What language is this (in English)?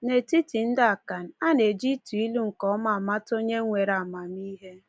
Igbo